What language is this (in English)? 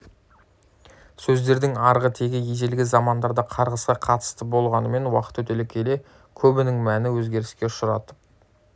Kazakh